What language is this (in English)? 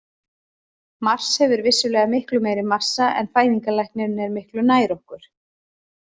Icelandic